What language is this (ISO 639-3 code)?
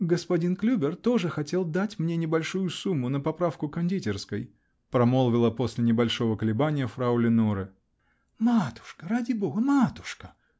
rus